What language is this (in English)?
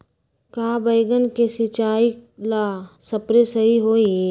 Magahi